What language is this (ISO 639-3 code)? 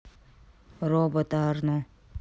rus